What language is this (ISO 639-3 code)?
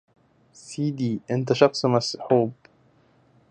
ara